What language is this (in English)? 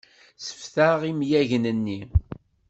Kabyle